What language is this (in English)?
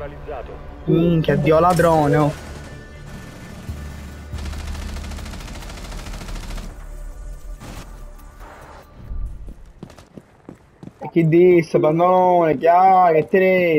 Italian